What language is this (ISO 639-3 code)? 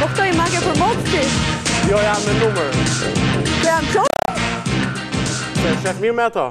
ron